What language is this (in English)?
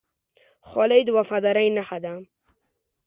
Pashto